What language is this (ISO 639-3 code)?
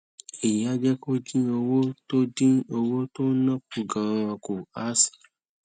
yor